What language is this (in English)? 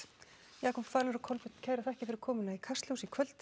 Icelandic